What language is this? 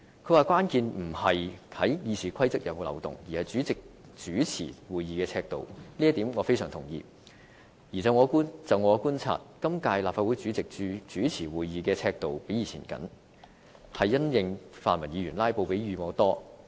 Cantonese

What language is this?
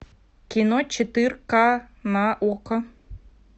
Russian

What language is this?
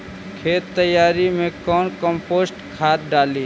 Magahi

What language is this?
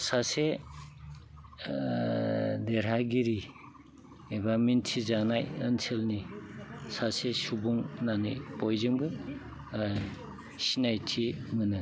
Bodo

